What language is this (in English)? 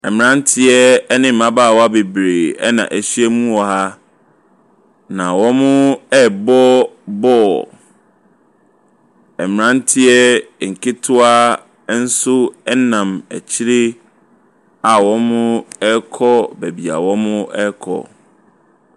Akan